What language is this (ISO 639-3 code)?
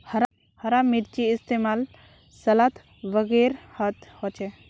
mag